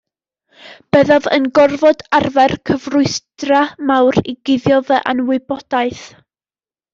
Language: Welsh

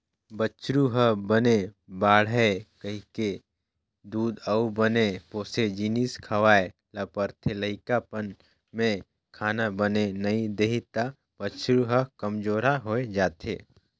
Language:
Chhattisgarhi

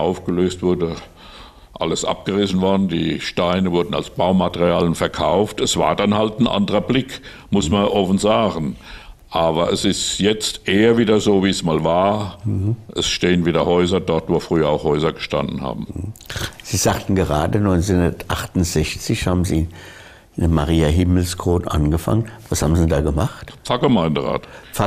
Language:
German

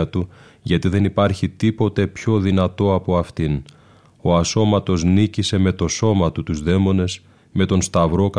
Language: Greek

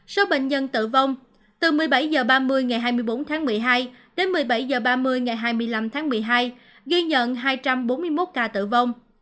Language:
Vietnamese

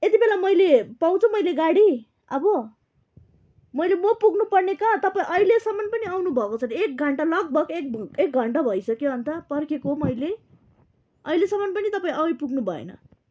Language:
Nepali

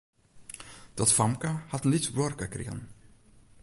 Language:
Western Frisian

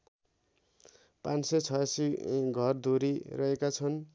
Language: Nepali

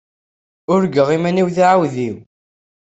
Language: Kabyle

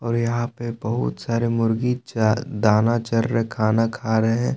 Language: Hindi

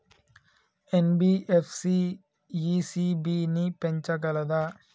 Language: Telugu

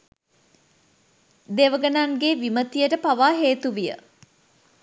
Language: Sinhala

